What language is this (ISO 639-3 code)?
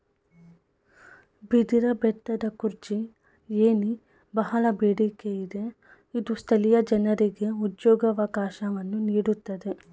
kan